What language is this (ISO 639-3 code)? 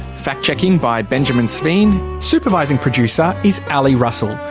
eng